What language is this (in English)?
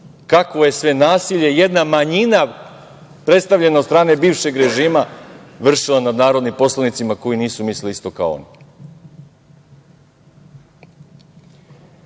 Serbian